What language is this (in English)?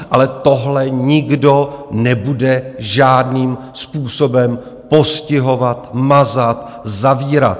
Czech